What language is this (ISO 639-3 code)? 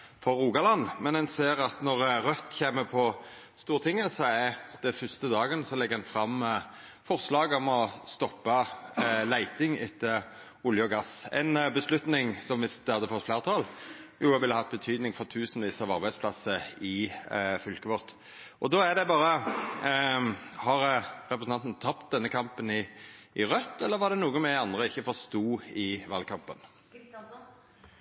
nno